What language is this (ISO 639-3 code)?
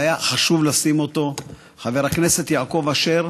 heb